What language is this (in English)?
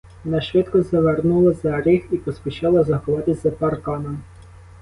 Ukrainian